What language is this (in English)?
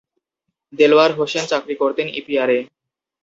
Bangla